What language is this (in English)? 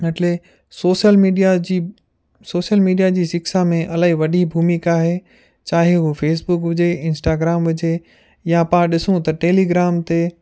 Sindhi